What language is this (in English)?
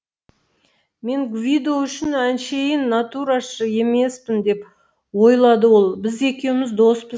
Kazakh